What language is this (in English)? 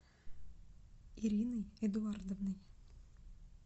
Russian